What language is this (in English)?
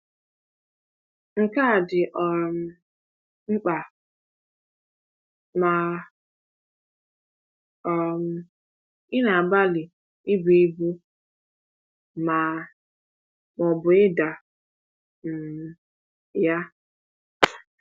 Igbo